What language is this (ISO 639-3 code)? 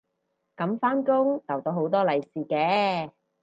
yue